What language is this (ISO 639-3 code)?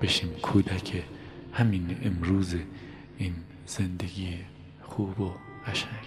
fas